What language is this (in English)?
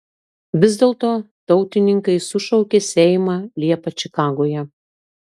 Lithuanian